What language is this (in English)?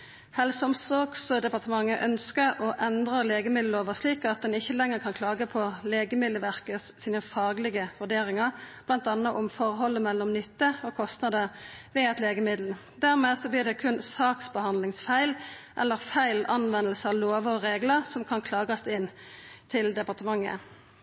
Norwegian Nynorsk